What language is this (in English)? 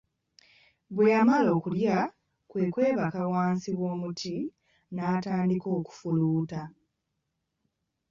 Ganda